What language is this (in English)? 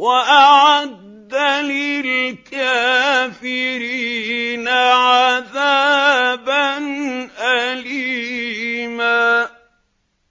Arabic